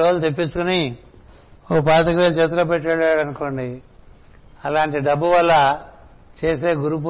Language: Telugu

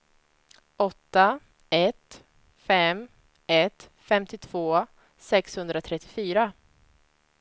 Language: Swedish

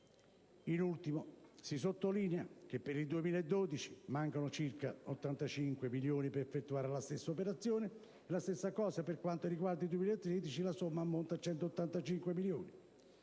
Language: Italian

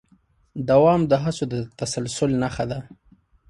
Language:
Pashto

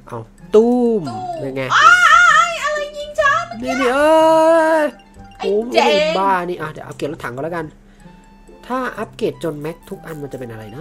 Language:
Thai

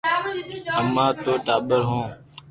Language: Loarki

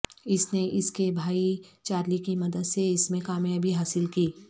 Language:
Urdu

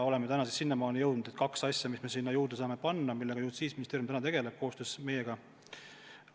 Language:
Estonian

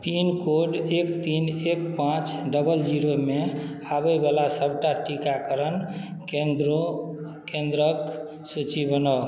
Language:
Maithili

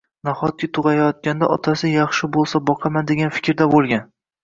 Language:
Uzbek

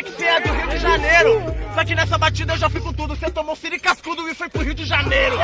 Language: Portuguese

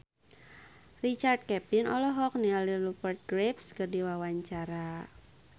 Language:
Sundanese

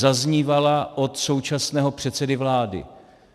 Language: Czech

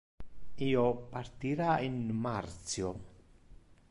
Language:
Interlingua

